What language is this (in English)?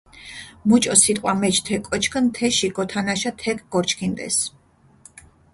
Mingrelian